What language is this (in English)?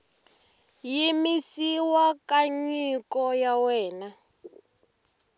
Tsonga